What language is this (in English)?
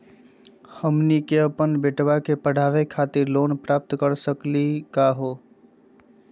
Magahi